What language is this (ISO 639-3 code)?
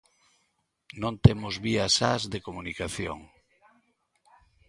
glg